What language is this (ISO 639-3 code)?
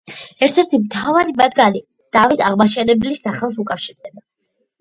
kat